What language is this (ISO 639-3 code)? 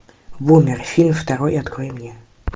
rus